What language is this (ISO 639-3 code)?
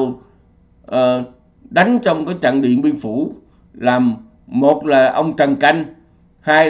vie